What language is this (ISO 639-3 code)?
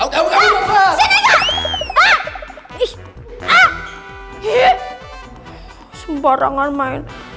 ind